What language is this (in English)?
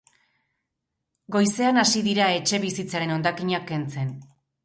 Basque